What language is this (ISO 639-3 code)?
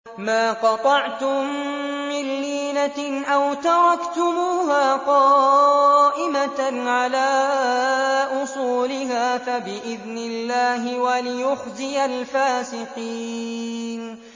ara